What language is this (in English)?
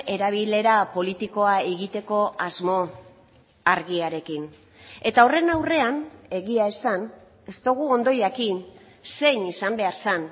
Basque